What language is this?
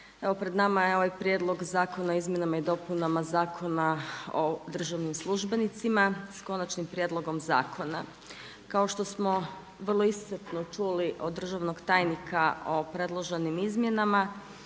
Croatian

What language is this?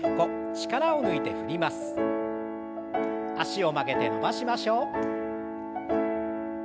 Japanese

